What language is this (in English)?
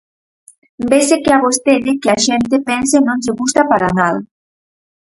Galician